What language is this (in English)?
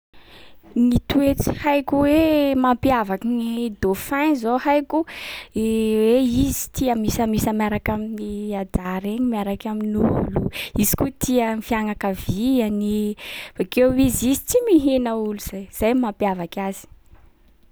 Sakalava Malagasy